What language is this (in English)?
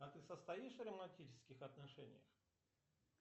Russian